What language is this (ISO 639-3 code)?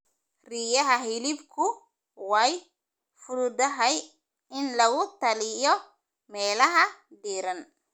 som